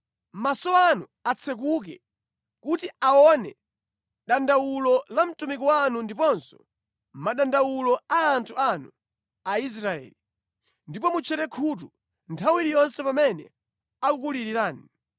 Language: Nyanja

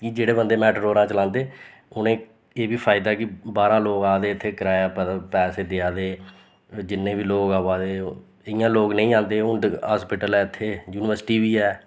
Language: Dogri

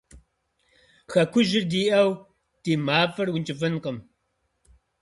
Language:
Kabardian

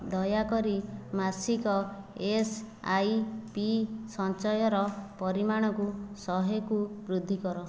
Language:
Odia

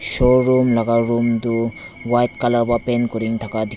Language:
Naga Pidgin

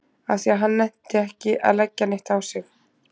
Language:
Icelandic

